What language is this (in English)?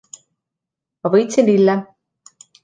Estonian